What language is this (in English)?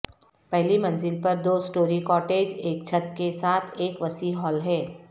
Urdu